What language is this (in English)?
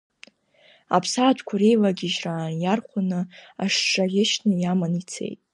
Abkhazian